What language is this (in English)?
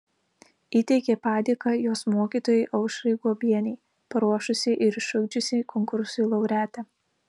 Lithuanian